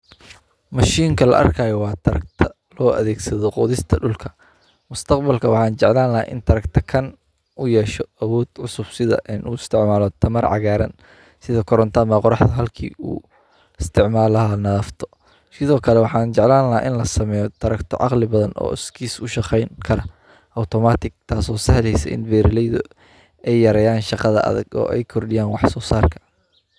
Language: Somali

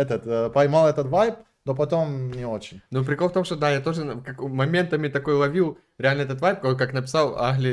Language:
Russian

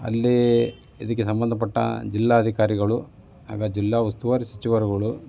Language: Kannada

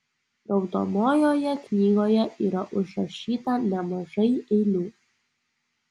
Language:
Lithuanian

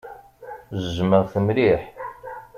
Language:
Kabyle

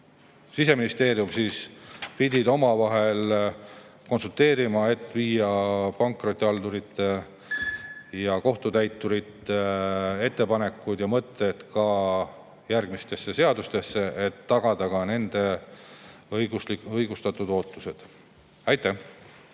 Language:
Estonian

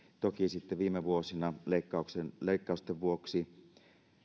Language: Finnish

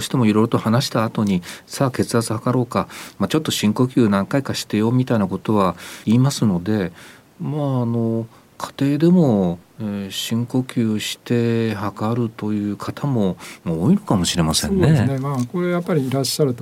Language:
Japanese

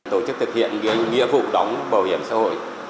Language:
Vietnamese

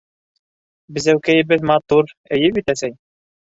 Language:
Bashkir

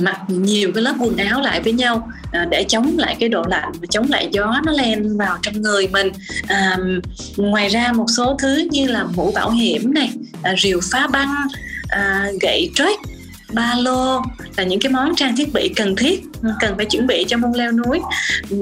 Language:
Vietnamese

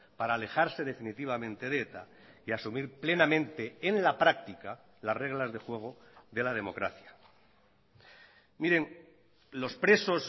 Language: Spanish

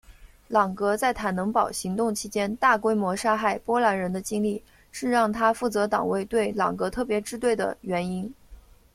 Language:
Chinese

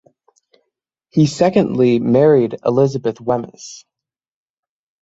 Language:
English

